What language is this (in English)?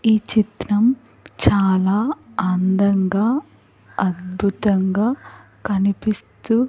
Telugu